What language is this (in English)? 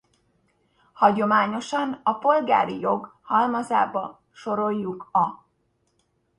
Hungarian